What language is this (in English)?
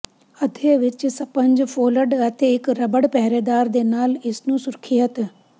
Punjabi